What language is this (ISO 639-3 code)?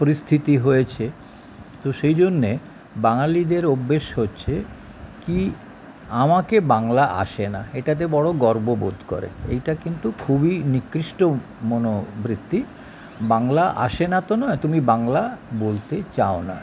ben